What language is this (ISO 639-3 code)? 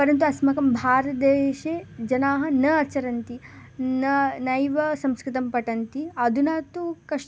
san